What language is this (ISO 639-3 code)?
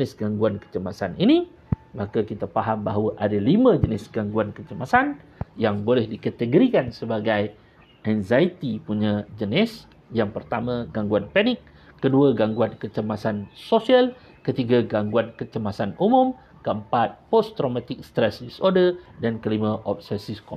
msa